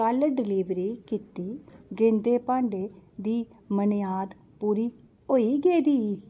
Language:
Dogri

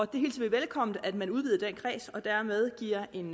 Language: Danish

